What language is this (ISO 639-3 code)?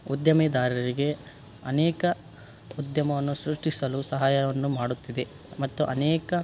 kan